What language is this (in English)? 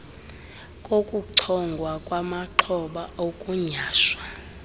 Xhosa